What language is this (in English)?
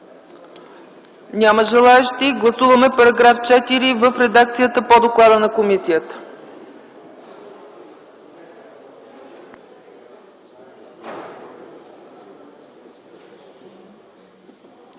Bulgarian